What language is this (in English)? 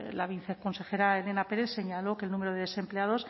Spanish